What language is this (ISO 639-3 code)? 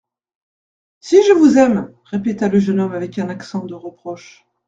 fra